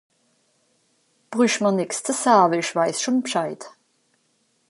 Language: Swiss German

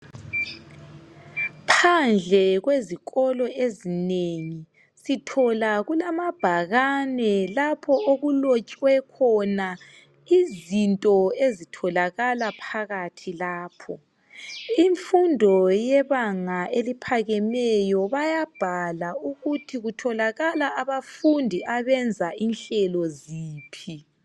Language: North Ndebele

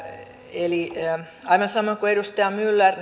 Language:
Finnish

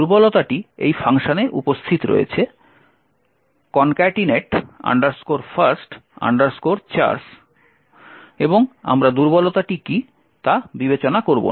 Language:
Bangla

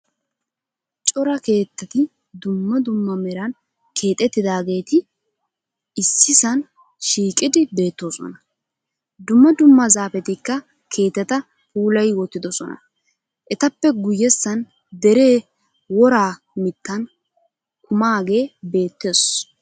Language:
Wolaytta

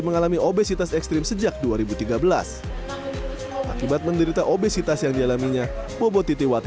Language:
Indonesian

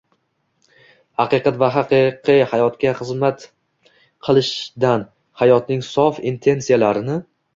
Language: Uzbek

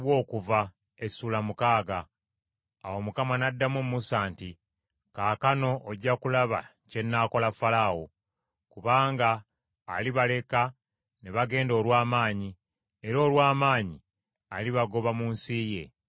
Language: Ganda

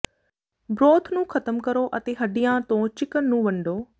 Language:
Punjabi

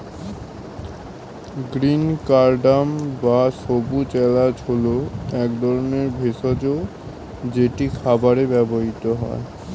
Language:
Bangla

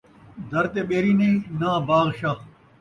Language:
Saraiki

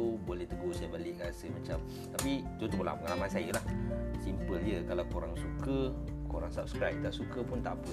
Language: Malay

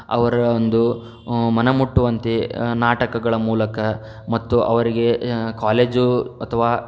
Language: Kannada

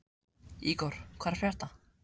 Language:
Icelandic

